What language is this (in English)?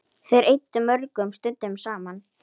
Icelandic